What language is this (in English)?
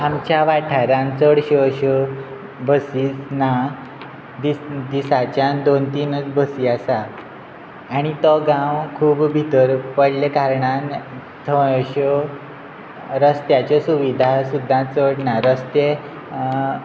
Konkani